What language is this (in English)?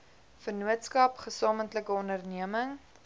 Afrikaans